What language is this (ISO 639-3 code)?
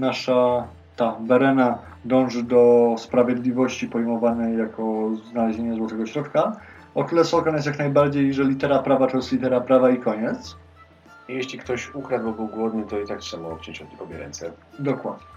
pol